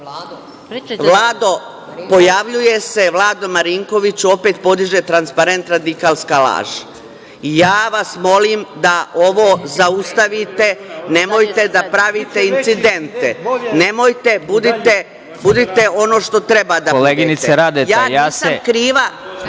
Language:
Serbian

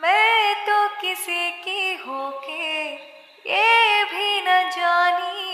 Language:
Malayalam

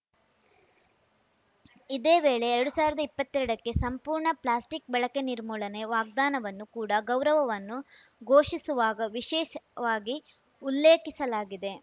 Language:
Kannada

